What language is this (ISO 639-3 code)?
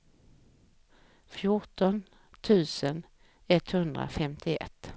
swe